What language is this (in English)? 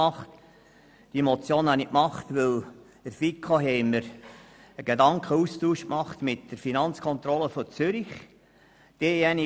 Swiss German